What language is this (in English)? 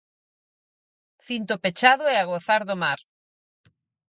Galician